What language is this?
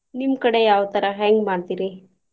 Kannada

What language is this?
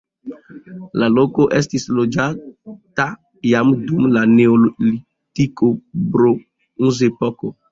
Esperanto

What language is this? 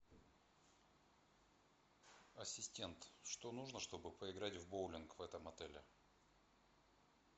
Russian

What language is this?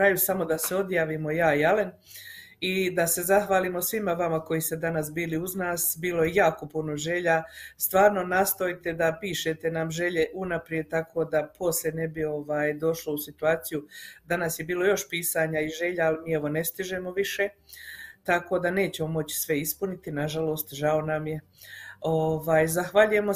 Croatian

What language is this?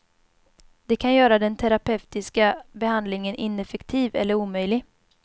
Swedish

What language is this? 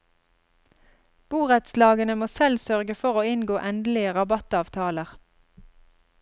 Norwegian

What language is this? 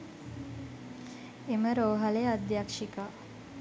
Sinhala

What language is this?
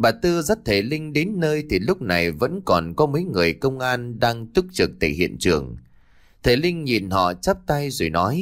Vietnamese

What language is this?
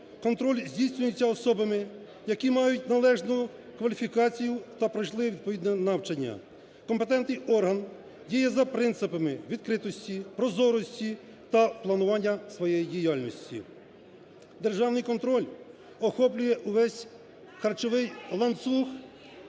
Ukrainian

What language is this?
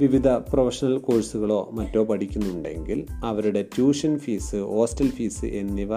Malayalam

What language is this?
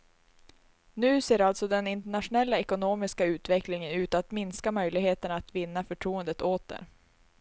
Swedish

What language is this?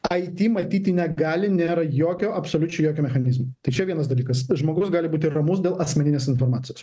Lithuanian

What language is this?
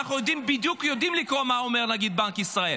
Hebrew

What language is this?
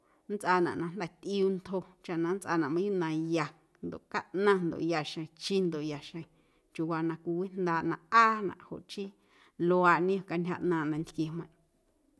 Guerrero Amuzgo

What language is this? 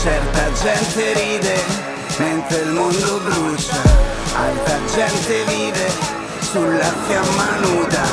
Italian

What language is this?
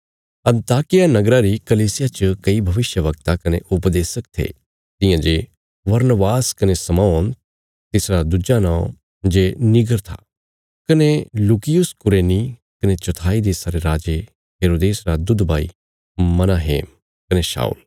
Bilaspuri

